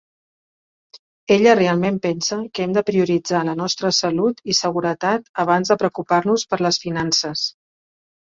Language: Catalan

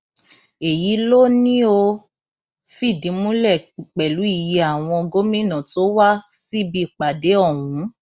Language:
Yoruba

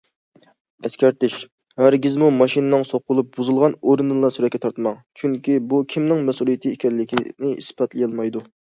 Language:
Uyghur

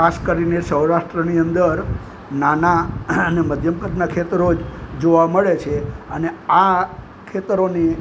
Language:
Gujarati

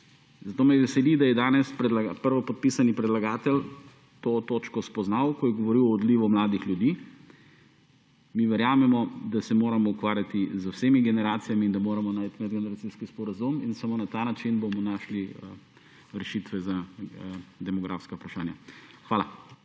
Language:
Slovenian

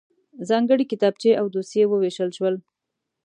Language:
Pashto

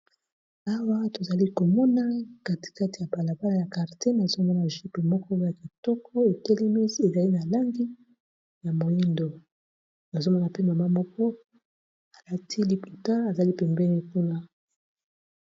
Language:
Lingala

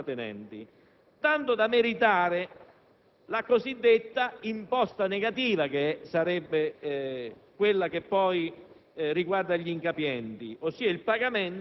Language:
Italian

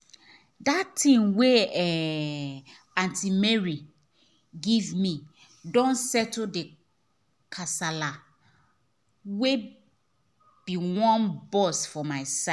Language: Nigerian Pidgin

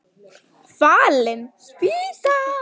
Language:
Icelandic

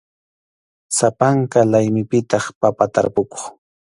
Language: Arequipa-La Unión Quechua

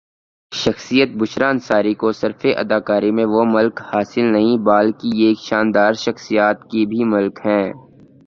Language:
Urdu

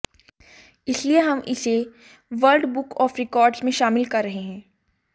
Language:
Hindi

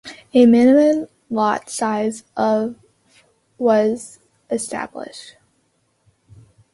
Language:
English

